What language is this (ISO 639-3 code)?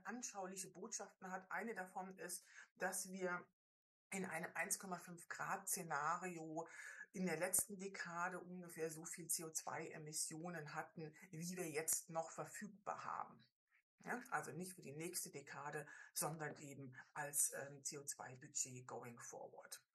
deu